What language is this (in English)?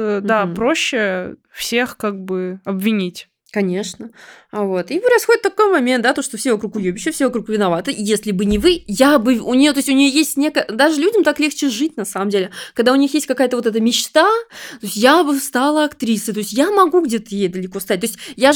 Russian